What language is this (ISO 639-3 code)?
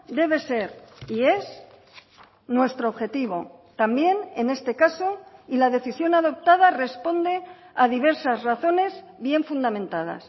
spa